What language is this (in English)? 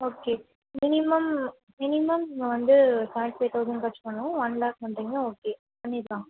Tamil